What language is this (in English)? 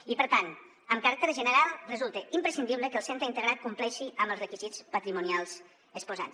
Catalan